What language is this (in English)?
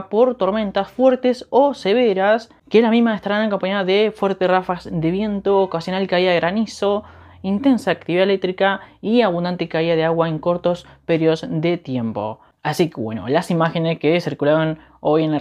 Spanish